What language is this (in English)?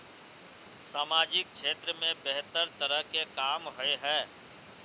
Magahi